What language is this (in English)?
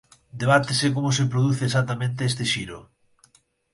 Galician